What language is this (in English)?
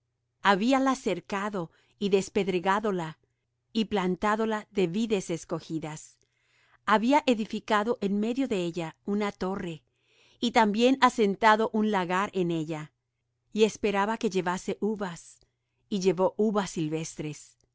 Spanish